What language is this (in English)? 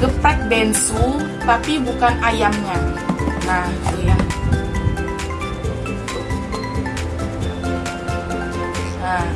Indonesian